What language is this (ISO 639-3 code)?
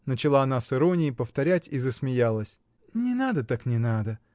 rus